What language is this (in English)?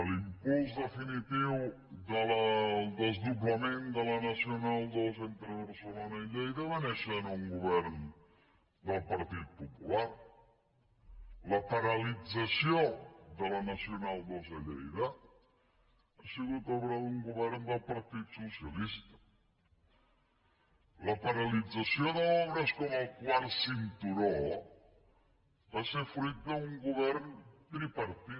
Catalan